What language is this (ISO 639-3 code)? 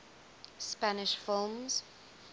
eng